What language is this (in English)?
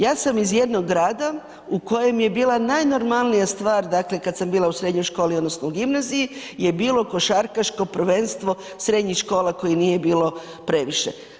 Croatian